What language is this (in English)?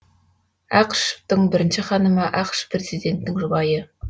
Kazakh